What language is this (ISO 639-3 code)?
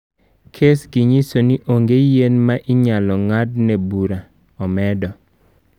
luo